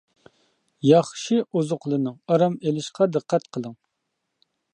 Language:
Uyghur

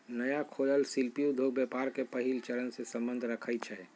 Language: Magahi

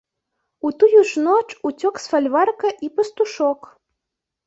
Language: Belarusian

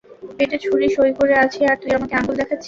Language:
Bangla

